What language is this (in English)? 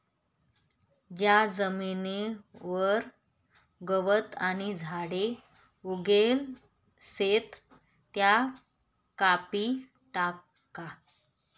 Marathi